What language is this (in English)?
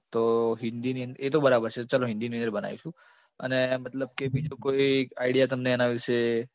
Gujarati